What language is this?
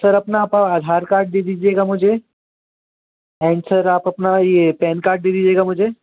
Hindi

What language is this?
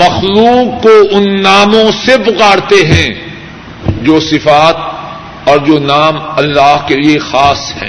Urdu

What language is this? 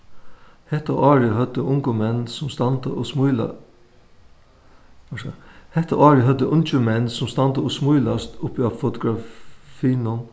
Faroese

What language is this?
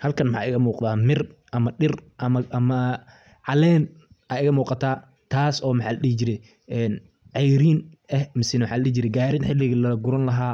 Somali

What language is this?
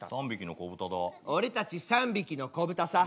Japanese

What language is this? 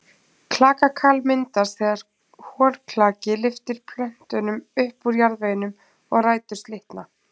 Icelandic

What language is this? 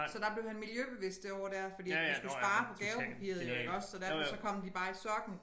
Danish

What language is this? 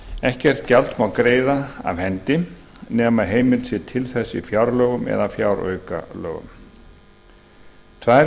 Icelandic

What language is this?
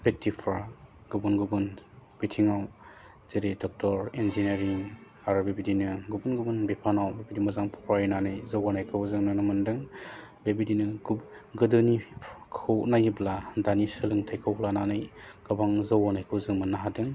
Bodo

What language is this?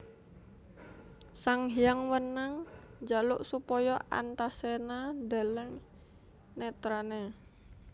Javanese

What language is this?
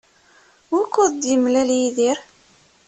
Kabyle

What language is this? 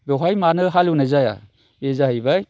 Bodo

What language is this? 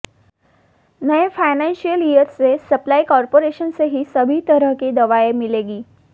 Hindi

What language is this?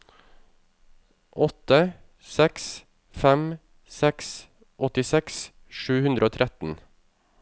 Norwegian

